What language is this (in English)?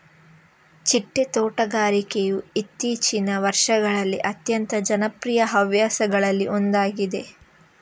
Kannada